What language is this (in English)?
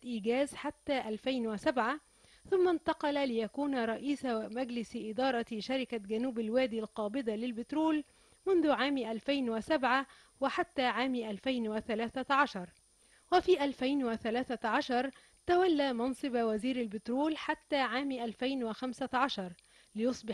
Arabic